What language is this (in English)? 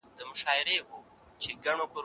Pashto